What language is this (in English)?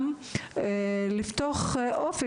Hebrew